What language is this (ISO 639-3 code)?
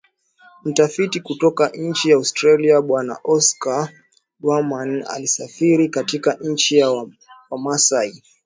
swa